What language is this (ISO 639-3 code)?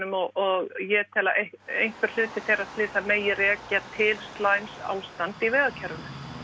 isl